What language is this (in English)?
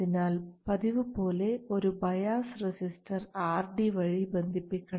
Malayalam